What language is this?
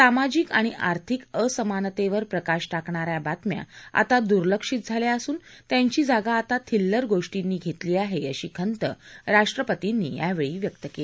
Marathi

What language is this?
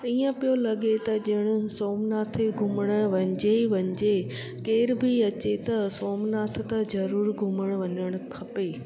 Sindhi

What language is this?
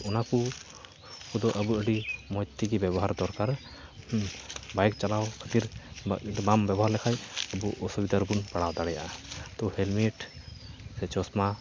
Santali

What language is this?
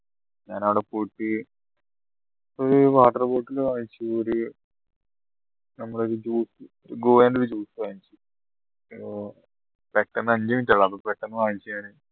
Malayalam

